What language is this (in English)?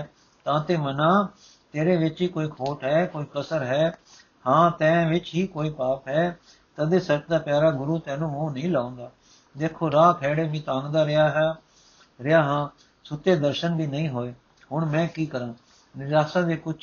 Punjabi